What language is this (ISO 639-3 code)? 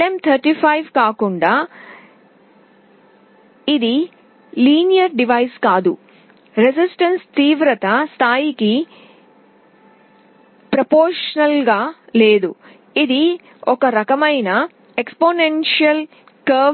tel